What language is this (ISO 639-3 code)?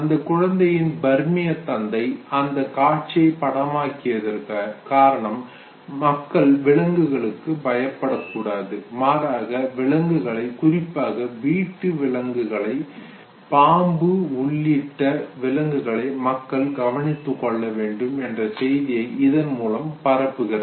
tam